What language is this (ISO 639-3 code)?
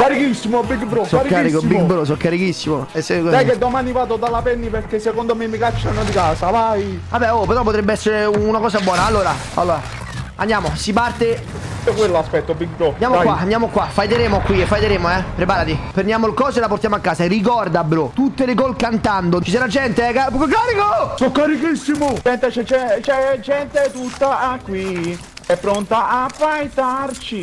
ita